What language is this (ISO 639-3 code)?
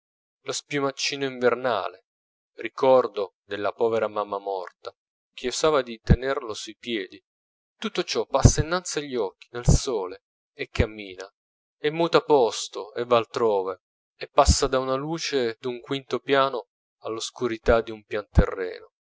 ita